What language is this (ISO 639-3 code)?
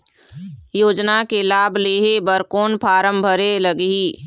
hne